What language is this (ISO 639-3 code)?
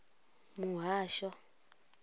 ven